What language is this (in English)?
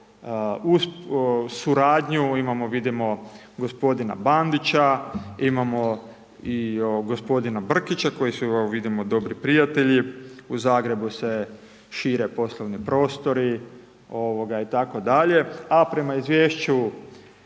Croatian